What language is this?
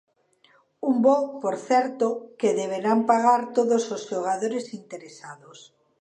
Galician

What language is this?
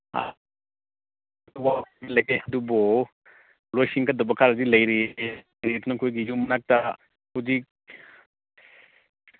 Manipuri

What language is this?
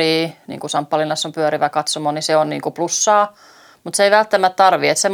Finnish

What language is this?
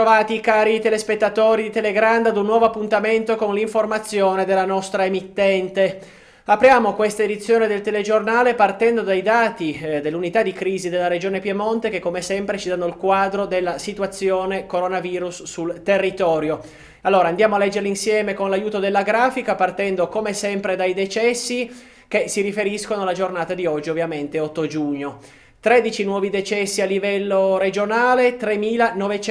Italian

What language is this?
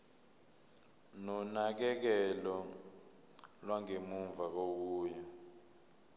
Zulu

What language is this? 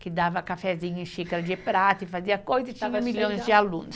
Portuguese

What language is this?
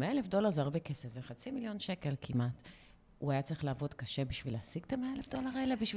Hebrew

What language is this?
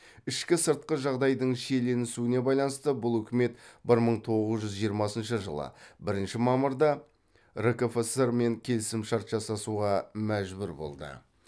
Kazakh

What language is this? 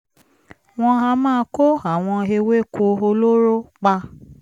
Yoruba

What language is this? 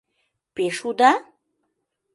Mari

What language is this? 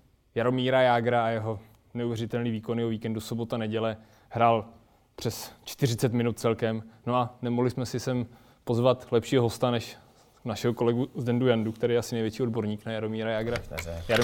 Czech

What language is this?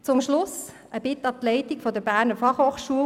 Swiss German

